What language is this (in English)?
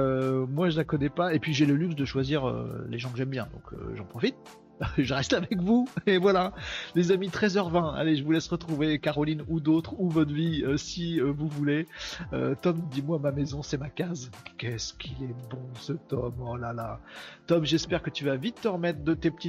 French